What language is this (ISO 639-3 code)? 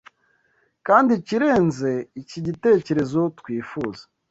kin